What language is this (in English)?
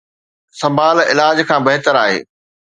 Sindhi